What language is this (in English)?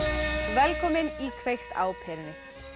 Icelandic